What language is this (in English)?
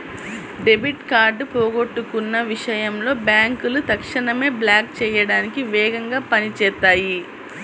Telugu